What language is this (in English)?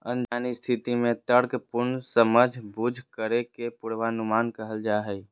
Magahi